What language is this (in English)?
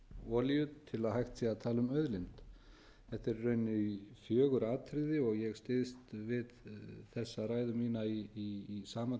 Icelandic